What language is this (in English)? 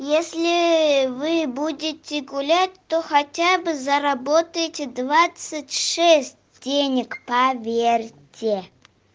Russian